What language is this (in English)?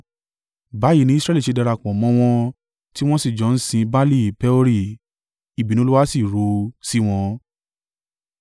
Yoruba